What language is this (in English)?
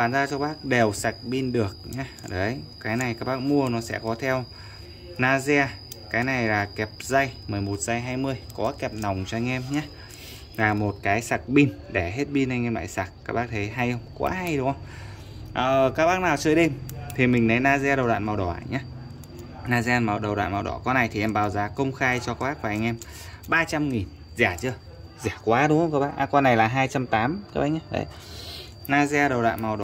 Vietnamese